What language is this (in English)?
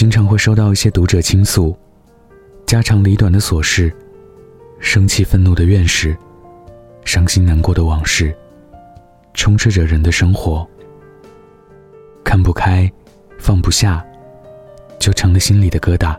Chinese